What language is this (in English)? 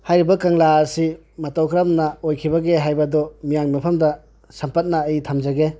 Manipuri